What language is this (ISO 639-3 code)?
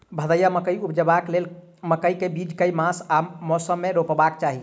mai